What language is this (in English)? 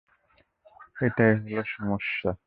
Bangla